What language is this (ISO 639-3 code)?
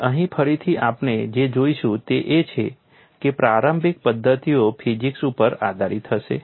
guj